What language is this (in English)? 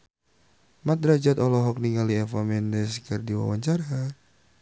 Sundanese